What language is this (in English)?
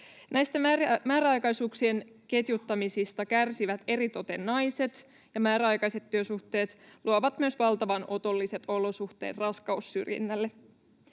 Finnish